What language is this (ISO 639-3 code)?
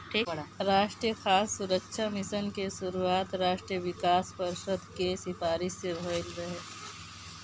bho